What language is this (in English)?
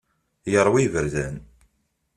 Kabyle